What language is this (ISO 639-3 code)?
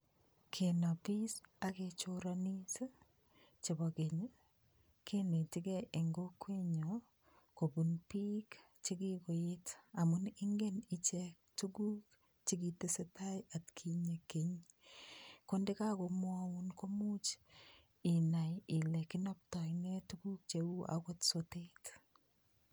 kln